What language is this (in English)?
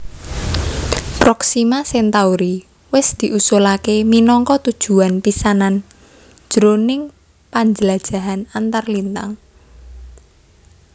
Javanese